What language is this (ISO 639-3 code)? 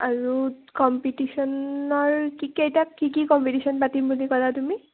asm